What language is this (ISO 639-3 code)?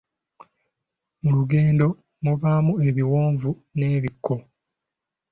lug